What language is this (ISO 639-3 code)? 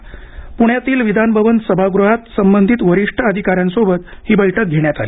mar